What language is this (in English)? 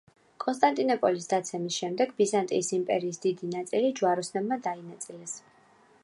Georgian